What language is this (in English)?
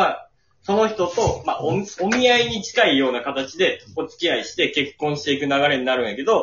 Japanese